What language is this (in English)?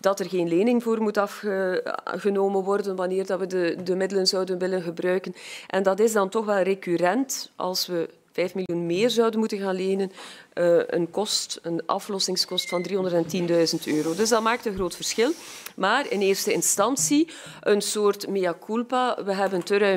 Dutch